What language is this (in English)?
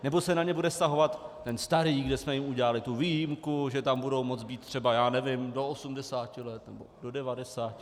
Czech